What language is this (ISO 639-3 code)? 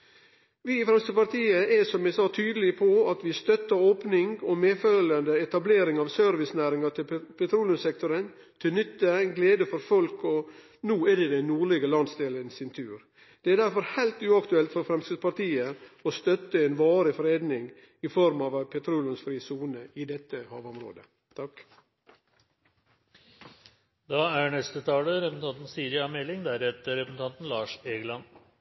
nor